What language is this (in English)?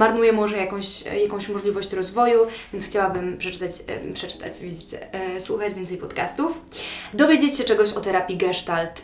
Polish